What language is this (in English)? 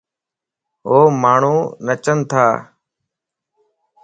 Lasi